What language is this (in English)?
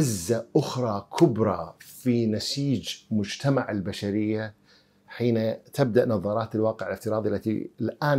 Arabic